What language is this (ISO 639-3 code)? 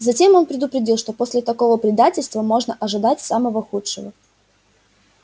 rus